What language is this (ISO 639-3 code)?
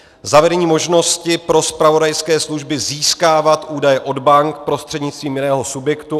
ces